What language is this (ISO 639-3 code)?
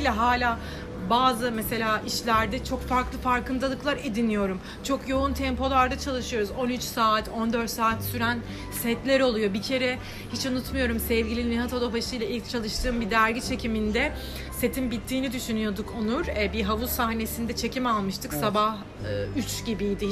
tur